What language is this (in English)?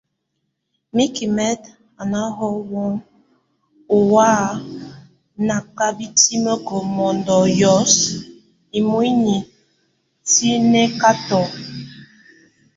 Tunen